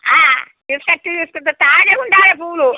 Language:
Telugu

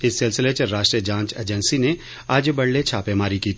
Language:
Dogri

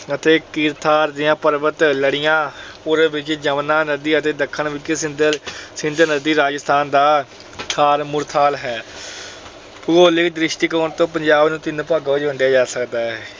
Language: Punjabi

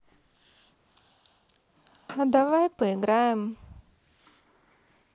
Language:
Russian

